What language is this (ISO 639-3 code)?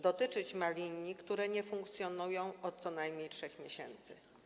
pol